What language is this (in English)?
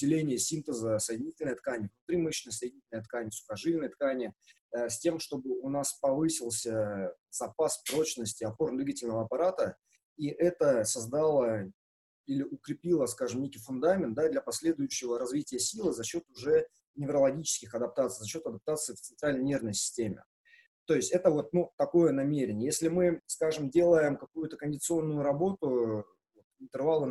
Russian